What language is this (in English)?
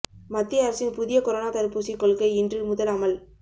Tamil